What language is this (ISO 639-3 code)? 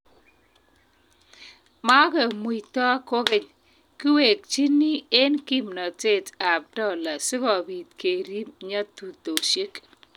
kln